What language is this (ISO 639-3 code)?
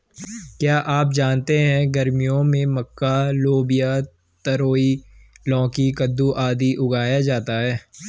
hin